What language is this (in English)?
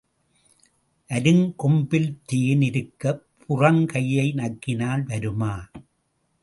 Tamil